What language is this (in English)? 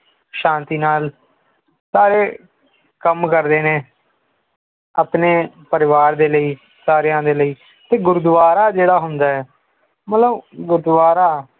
Punjabi